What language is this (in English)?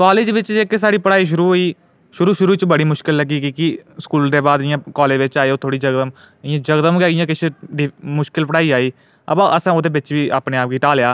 Dogri